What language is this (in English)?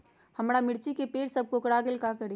Magahi